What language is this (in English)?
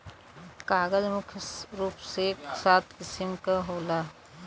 Bhojpuri